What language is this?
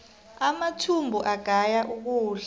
South Ndebele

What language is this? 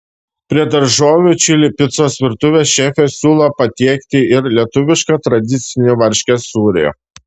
Lithuanian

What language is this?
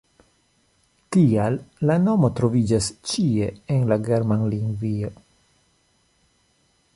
Esperanto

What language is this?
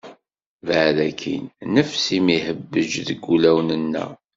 Kabyle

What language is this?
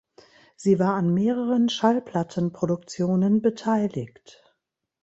German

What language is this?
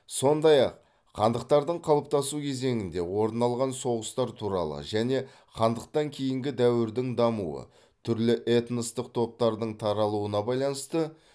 Kazakh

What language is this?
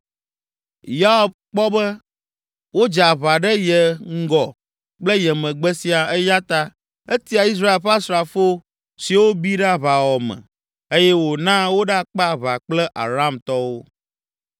Ewe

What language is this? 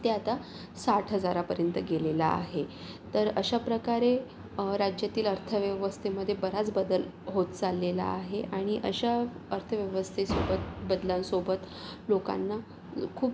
Marathi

